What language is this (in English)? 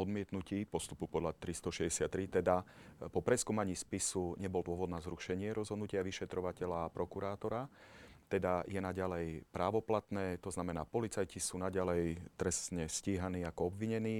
Slovak